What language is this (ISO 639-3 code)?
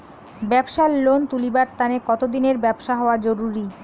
ben